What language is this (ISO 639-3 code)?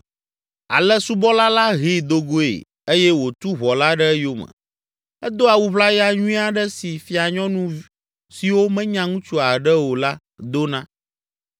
ewe